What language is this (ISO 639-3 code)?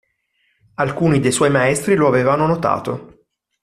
ita